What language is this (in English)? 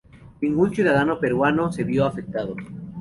Spanish